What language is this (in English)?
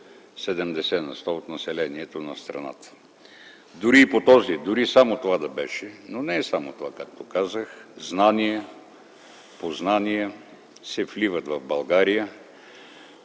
Bulgarian